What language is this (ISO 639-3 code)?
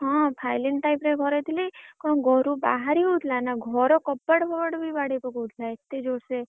ori